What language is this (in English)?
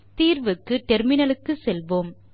Tamil